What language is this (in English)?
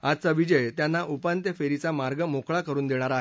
Marathi